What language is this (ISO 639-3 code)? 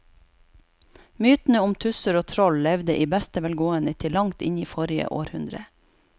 nor